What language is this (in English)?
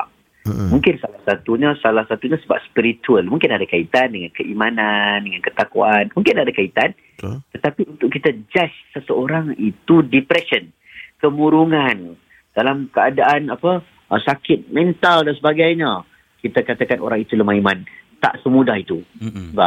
Malay